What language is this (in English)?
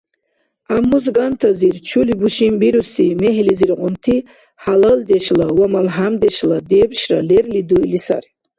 Dargwa